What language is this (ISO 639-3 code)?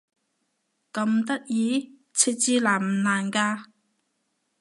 yue